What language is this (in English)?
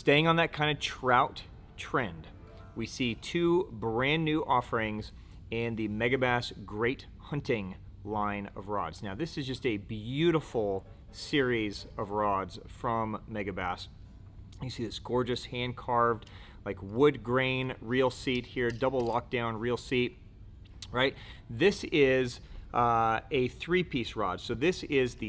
English